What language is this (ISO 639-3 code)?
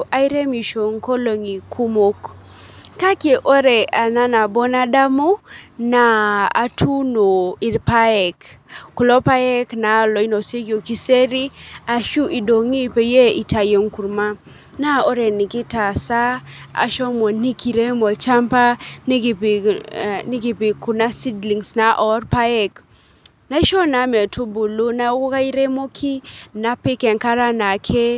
mas